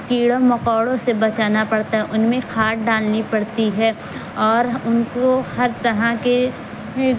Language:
Urdu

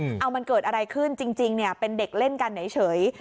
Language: Thai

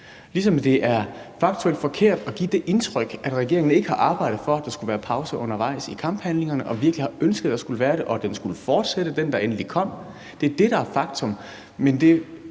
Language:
Danish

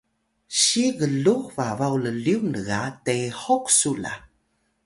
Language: Atayal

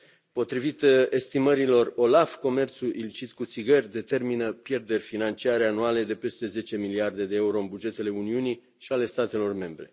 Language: Romanian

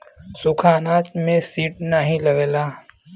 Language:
Bhojpuri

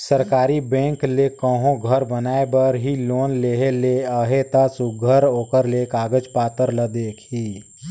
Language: Chhattisgarhi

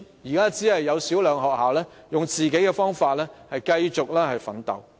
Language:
Cantonese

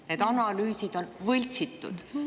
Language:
Estonian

